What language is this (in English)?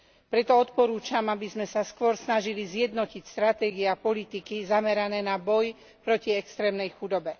Slovak